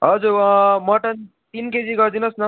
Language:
Nepali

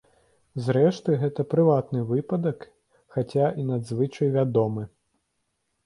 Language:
Belarusian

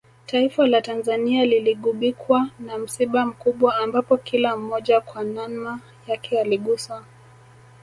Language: Swahili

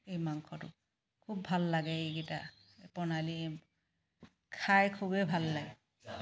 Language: Assamese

